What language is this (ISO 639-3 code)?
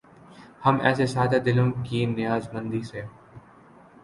urd